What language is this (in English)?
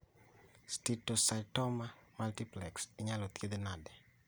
Luo (Kenya and Tanzania)